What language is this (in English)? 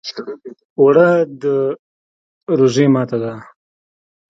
Pashto